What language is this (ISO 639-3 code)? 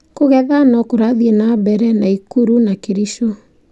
kik